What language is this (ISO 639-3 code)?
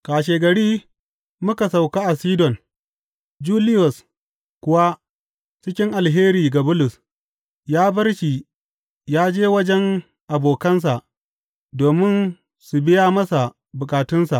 hau